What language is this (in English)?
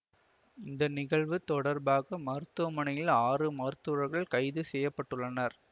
Tamil